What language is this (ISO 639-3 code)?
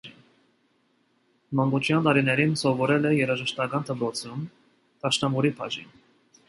hye